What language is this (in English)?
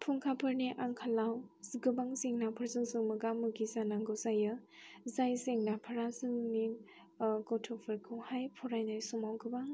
Bodo